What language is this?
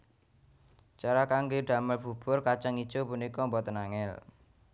Javanese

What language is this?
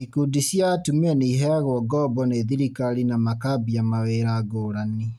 Kikuyu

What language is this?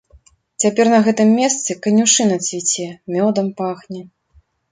Belarusian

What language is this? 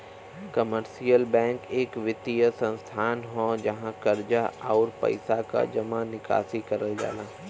Bhojpuri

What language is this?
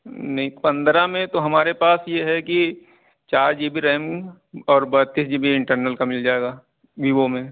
Urdu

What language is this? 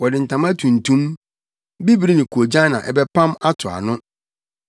Akan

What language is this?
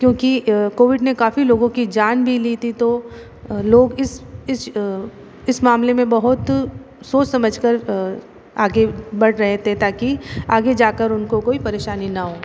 Hindi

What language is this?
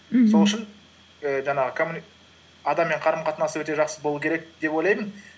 Kazakh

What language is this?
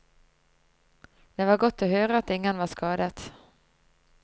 Norwegian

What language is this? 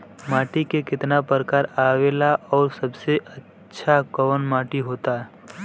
Bhojpuri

